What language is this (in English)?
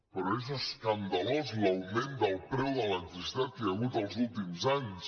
Catalan